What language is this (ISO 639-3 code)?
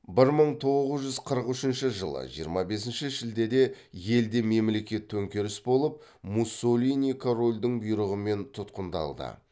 kaz